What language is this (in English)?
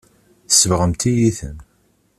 Kabyle